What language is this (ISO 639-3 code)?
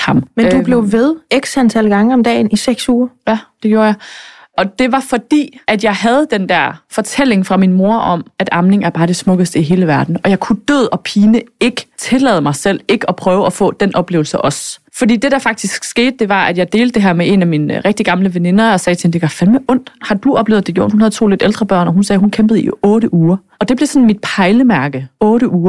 dan